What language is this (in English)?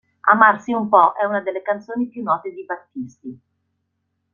Italian